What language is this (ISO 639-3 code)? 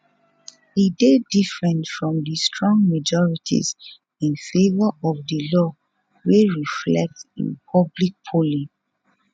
pcm